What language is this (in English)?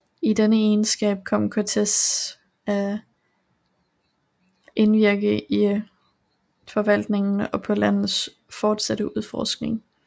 Danish